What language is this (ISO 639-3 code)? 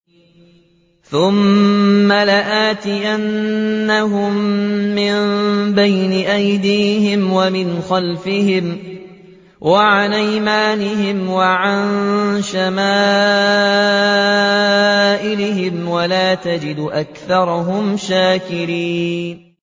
ara